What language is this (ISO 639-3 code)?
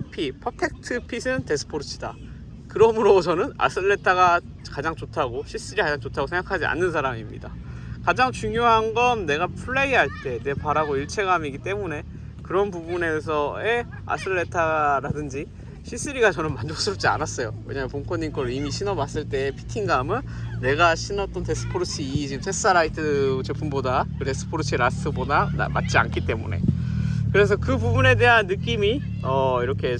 kor